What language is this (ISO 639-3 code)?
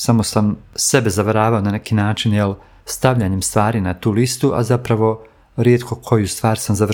hrv